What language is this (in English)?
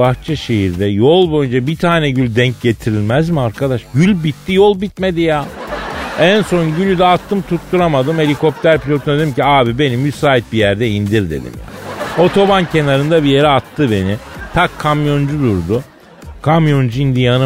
Turkish